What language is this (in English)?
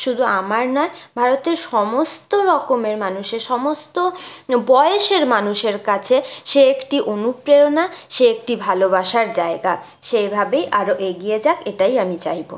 Bangla